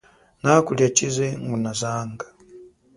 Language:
Chokwe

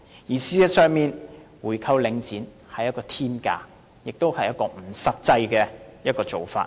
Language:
Cantonese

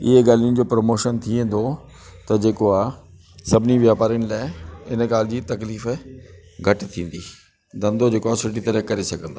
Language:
Sindhi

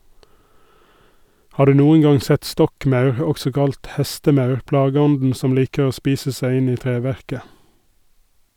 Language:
Norwegian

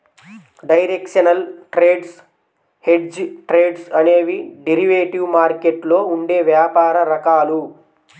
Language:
Telugu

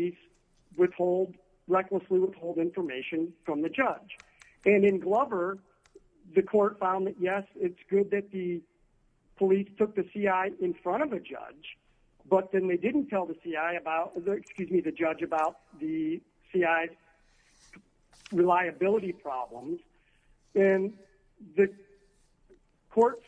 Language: English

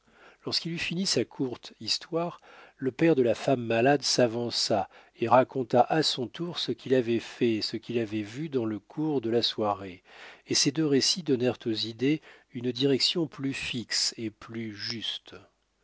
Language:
French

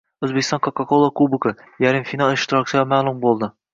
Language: Uzbek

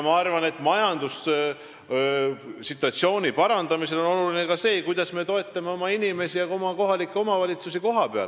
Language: Estonian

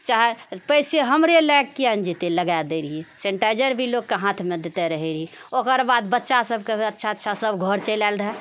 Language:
Maithili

